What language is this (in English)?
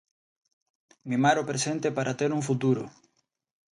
Galician